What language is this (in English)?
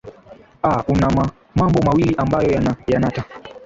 Swahili